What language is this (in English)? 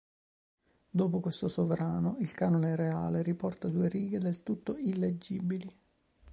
Italian